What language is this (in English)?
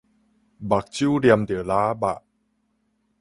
Min Nan Chinese